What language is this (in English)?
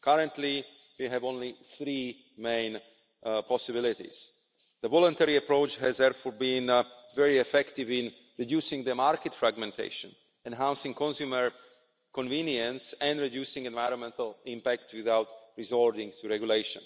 English